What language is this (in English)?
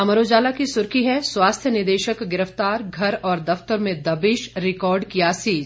Hindi